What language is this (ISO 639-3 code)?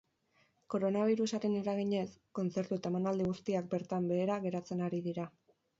eus